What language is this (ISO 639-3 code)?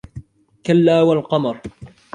ara